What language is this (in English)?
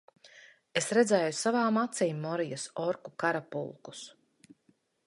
Latvian